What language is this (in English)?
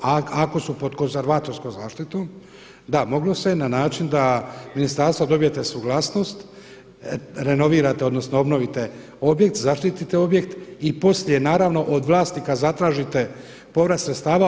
Croatian